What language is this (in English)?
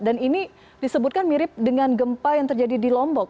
Indonesian